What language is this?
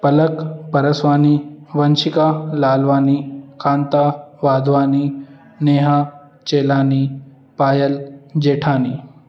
Sindhi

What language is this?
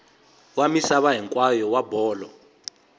Tsonga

